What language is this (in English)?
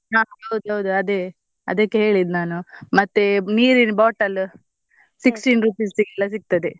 Kannada